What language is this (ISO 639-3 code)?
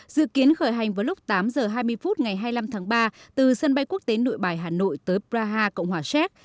vie